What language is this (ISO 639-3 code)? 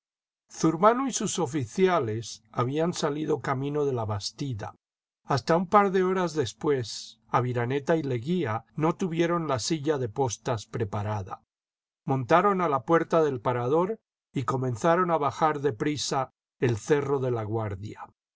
spa